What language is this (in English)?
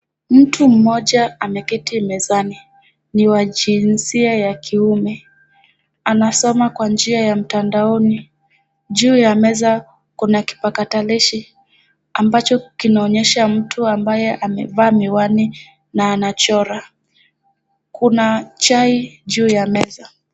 Swahili